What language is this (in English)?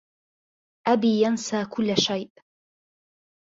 Arabic